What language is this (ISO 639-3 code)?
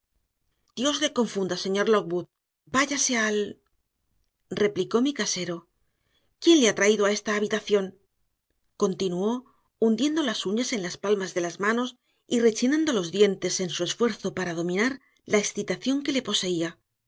spa